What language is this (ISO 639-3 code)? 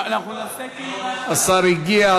heb